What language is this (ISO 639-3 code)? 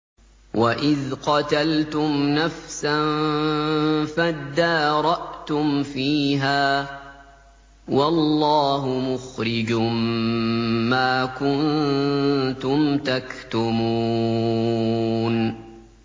ara